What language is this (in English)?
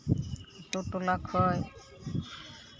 Santali